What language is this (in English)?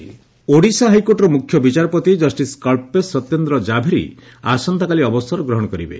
Odia